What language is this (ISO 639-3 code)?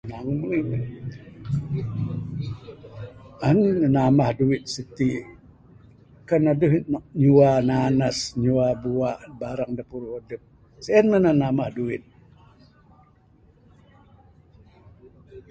sdo